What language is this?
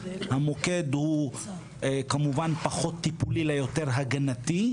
Hebrew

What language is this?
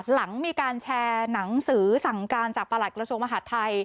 Thai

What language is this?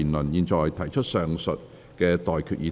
Cantonese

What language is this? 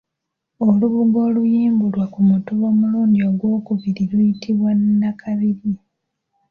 Ganda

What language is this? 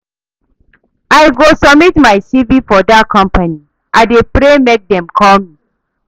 Nigerian Pidgin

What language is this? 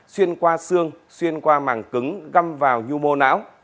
Vietnamese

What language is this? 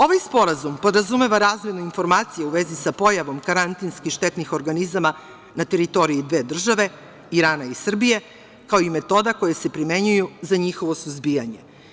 Serbian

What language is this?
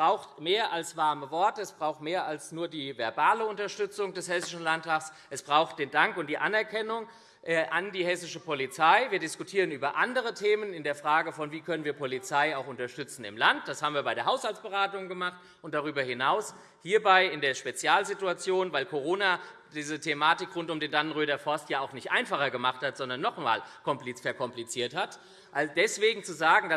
German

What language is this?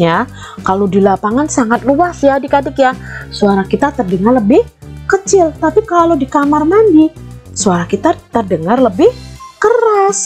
Indonesian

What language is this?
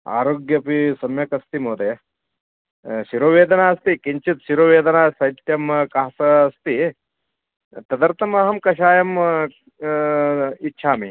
Sanskrit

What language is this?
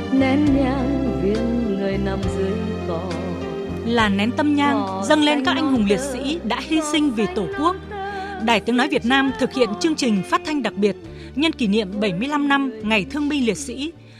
Vietnamese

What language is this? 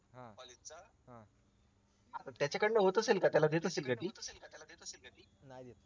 Marathi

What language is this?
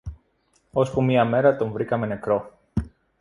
Greek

